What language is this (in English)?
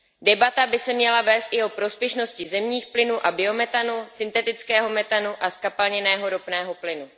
Czech